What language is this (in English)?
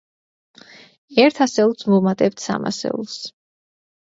Georgian